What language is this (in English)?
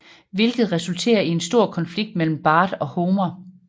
Danish